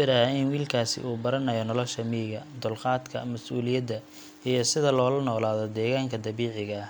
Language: Somali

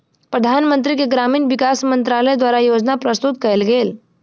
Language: Maithili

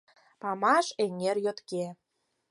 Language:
Mari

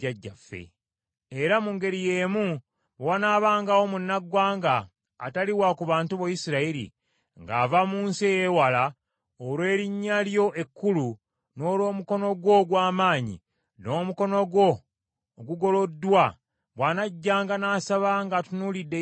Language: Ganda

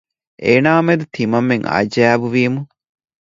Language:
Divehi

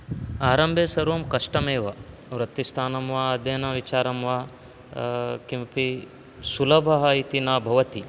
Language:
Sanskrit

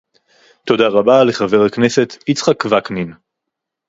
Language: Hebrew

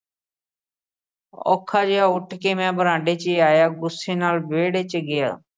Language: Punjabi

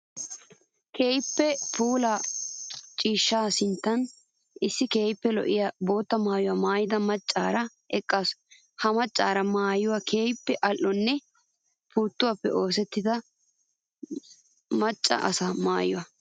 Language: Wolaytta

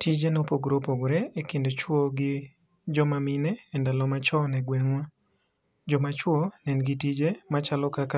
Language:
Luo (Kenya and Tanzania)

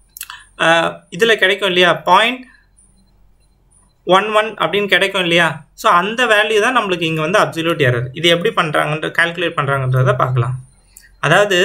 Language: Indonesian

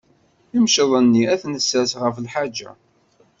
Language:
Kabyle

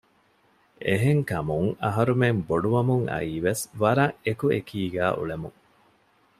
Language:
Divehi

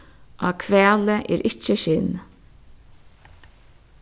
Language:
Faroese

